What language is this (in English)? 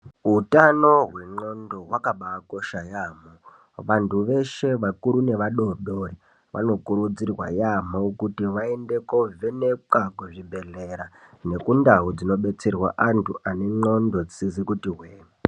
Ndau